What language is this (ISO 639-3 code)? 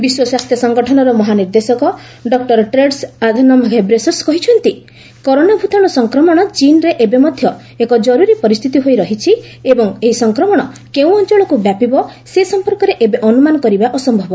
ori